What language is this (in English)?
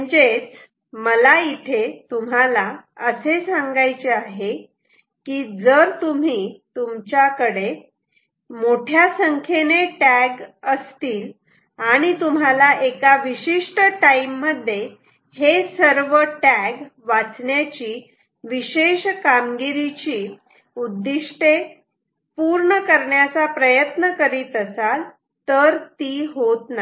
Marathi